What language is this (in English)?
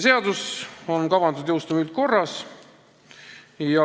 Estonian